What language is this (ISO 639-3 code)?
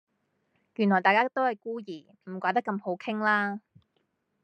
yue